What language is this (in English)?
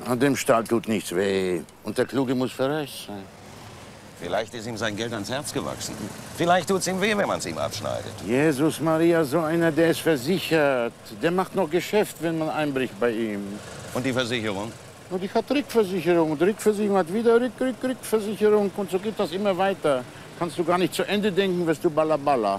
German